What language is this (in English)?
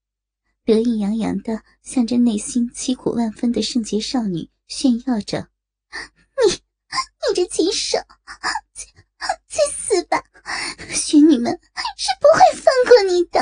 Chinese